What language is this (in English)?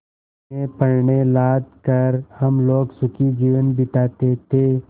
Hindi